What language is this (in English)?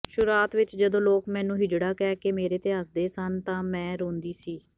Punjabi